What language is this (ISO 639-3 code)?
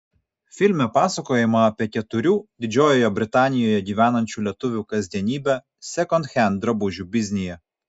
lit